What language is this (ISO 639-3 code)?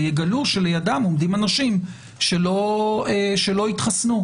heb